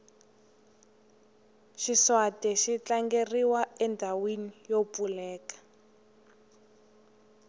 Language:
Tsonga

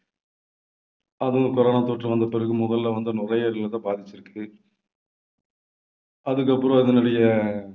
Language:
Tamil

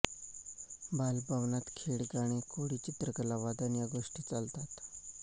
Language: Marathi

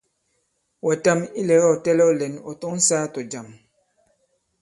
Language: Bankon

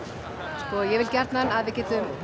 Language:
Icelandic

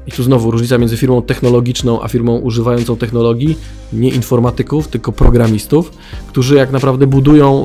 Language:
Polish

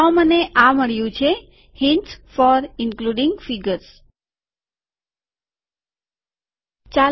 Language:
Gujarati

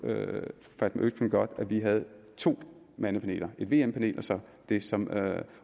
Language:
Danish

